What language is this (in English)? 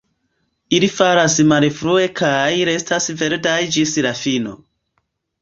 Esperanto